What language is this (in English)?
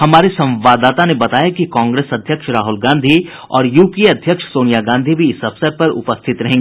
Hindi